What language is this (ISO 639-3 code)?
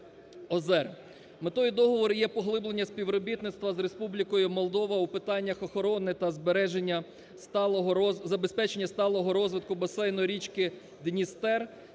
ukr